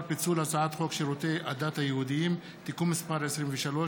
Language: Hebrew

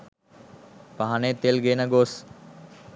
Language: Sinhala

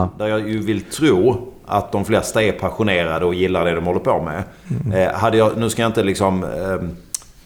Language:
Swedish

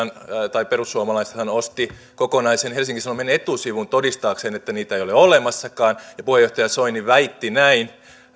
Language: Finnish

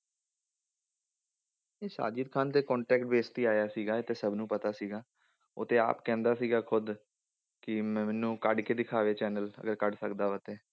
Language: Punjabi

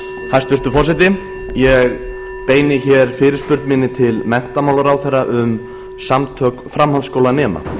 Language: Icelandic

